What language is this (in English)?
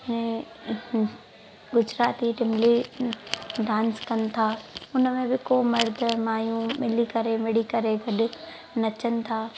Sindhi